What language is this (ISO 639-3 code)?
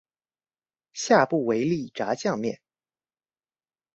zho